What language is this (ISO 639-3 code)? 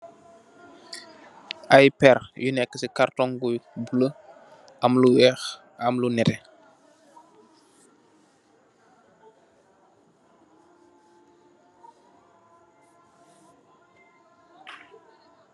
wol